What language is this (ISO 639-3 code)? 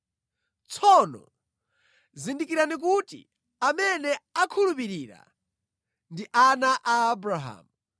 nya